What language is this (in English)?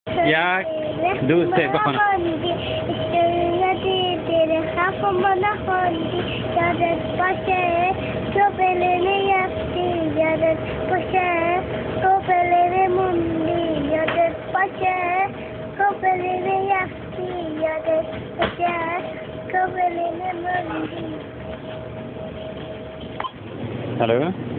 Arabic